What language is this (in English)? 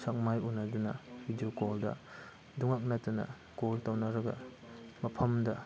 Manipuri